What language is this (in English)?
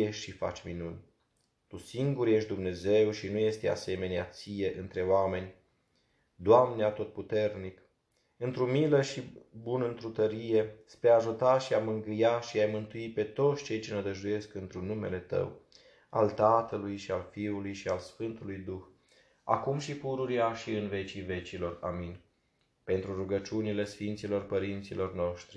Romanian